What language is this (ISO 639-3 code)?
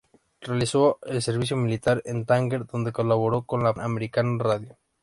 spa